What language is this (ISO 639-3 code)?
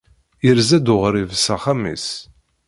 kab